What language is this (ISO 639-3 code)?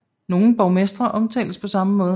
dan